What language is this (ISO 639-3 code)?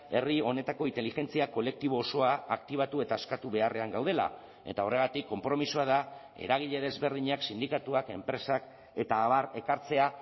eus